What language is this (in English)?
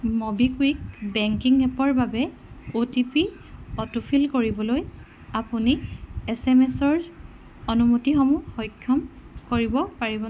Assamese